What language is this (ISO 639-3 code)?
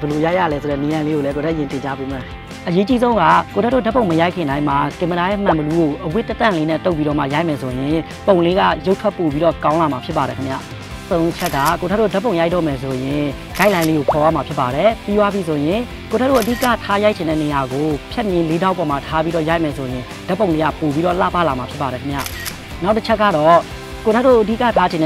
tha